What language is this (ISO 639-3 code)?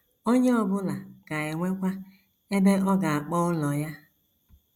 ibo